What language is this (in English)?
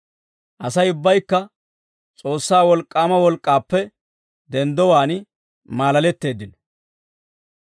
Dawro